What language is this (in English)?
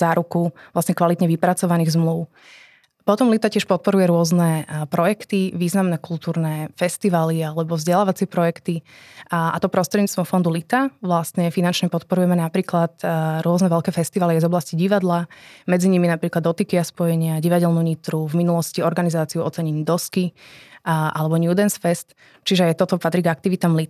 Slovak